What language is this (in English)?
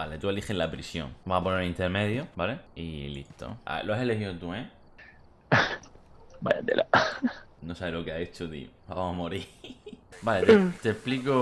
Spanish